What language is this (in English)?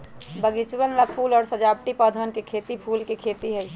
Magahi